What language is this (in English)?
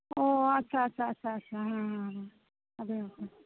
Santali